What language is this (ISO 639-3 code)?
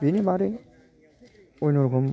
brx